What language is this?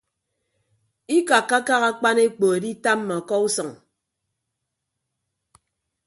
Ibibio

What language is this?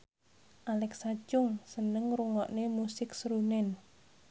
Javanese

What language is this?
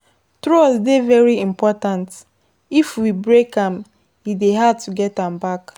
Nigerian Pidgin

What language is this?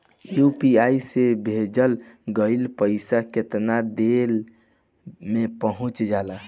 Bhojpuri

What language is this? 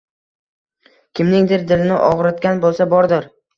Uzbek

